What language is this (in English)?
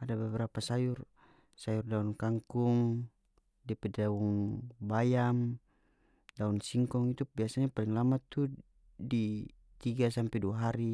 North Moluccan Malay